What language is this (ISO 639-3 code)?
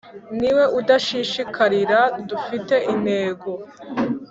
kin